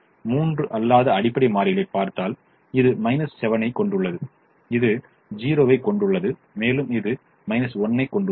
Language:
Tamil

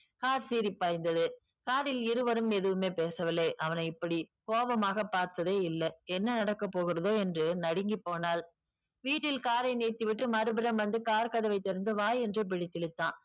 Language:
Tamil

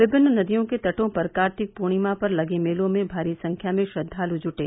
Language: Hindi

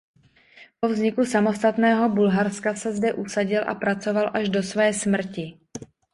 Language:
Czech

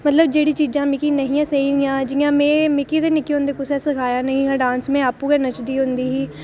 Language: Dogri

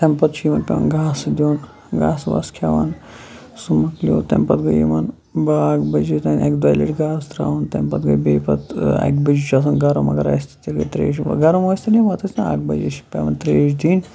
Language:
Kashmiri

